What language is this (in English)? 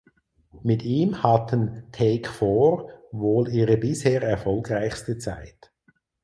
German